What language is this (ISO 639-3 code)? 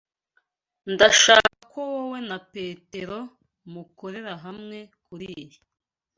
kin